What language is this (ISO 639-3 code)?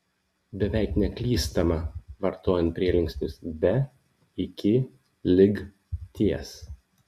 lit